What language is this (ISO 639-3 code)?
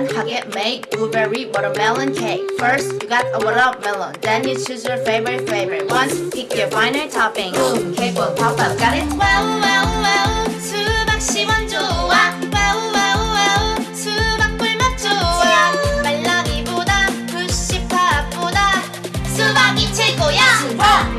kor